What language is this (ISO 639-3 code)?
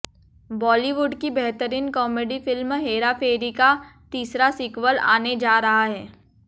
hin